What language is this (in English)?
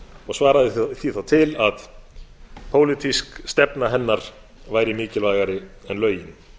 Icelandic